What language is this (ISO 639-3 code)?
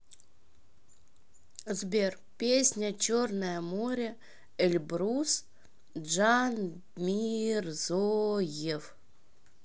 rus